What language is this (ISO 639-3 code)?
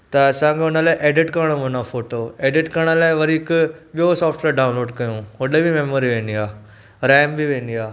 snd